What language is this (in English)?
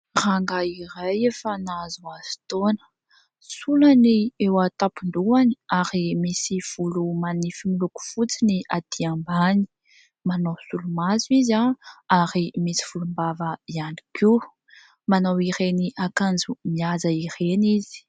Malagasy